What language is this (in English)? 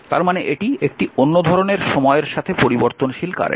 Bangla